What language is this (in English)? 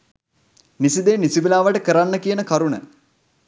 Sinhala